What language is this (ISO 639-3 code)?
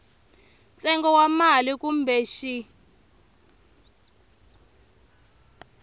tso